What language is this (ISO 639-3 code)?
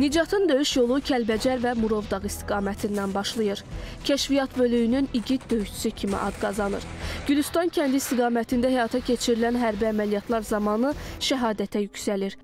tur